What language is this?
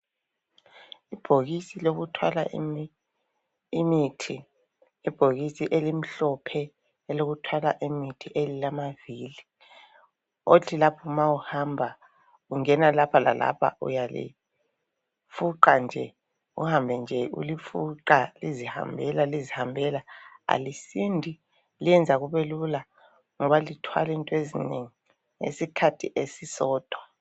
North Ndebele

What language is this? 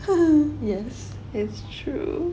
English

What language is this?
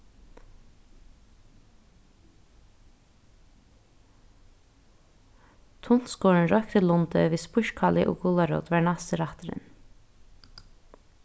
Faroese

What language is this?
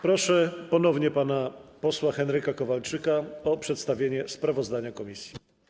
Polish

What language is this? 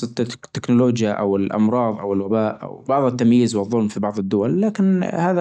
Najdi Arabic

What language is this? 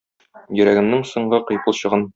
Tatar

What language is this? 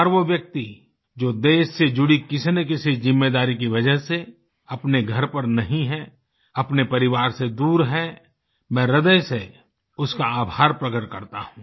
Hindi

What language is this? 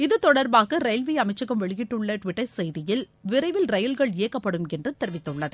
Tamil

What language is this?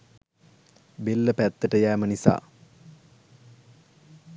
Sinhala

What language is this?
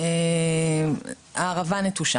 Hebrew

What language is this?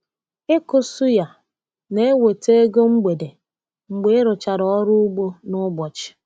Igbo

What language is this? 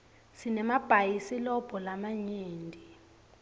Swati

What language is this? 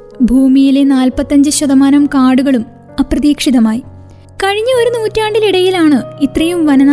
Malayalam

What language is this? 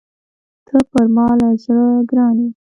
Pashto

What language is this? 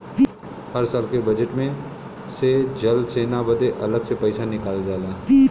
Bhojpuri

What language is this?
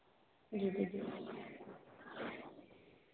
Hindi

